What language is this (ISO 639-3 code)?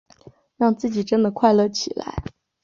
zho